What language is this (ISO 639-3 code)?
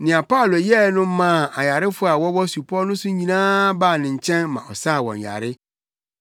aka